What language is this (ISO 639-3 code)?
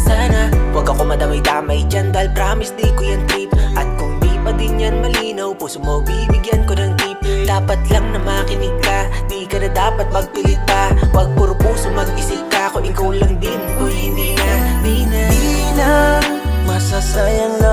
ind